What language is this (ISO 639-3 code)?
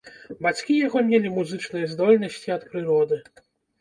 bel